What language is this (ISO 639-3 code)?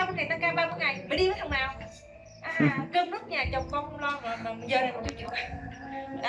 vie